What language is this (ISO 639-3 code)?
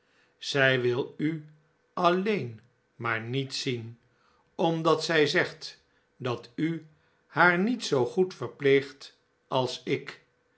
nld